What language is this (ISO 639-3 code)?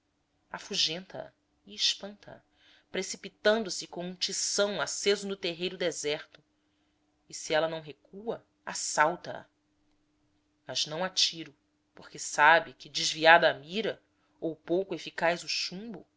por